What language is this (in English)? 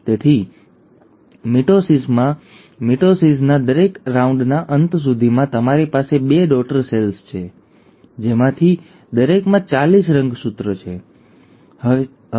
Gujarati